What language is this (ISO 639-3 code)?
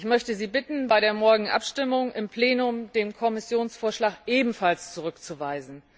deu